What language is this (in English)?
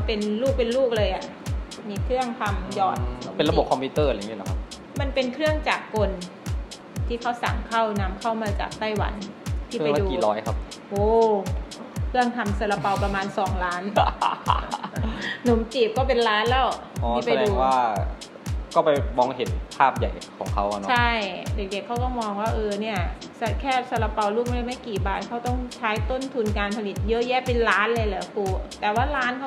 Thai